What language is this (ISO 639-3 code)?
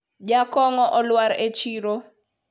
luo